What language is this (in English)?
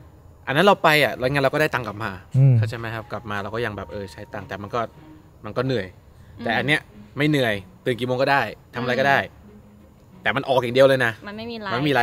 Thai